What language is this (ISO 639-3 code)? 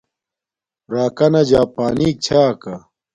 dmk